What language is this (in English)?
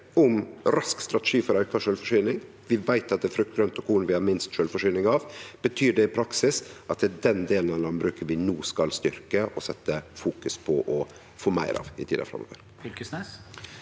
Norwegian